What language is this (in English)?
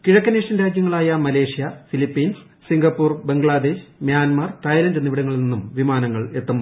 Malayalam